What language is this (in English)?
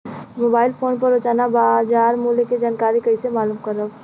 Bhojpuri